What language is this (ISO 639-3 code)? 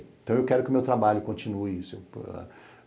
por